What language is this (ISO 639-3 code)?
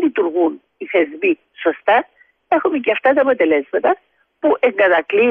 ell